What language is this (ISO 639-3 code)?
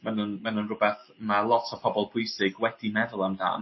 cym